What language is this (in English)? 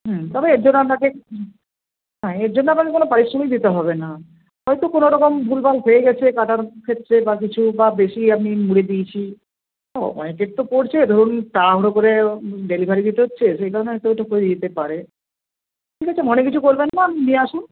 Bangla